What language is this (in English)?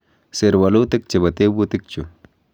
Kalenjin